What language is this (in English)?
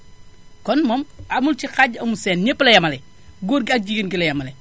Wolof